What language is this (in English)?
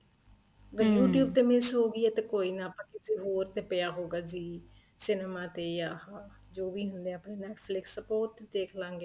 Punjabi